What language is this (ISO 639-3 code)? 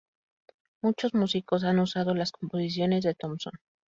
spa